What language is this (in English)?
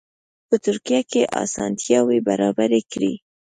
Pashto